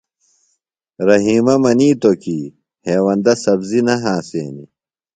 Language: Phalura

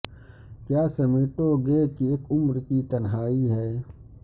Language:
Urdu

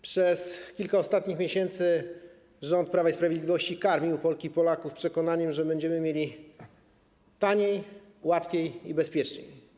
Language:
Polish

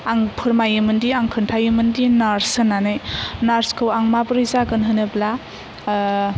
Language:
Bodo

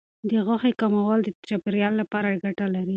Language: Pashto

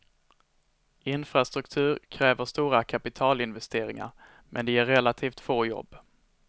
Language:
Swedish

